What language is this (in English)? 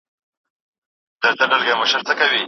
Pashto